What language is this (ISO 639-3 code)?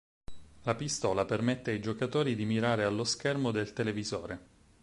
ita